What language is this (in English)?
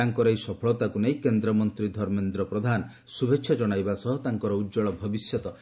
Odia